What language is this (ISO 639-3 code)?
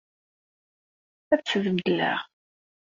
kab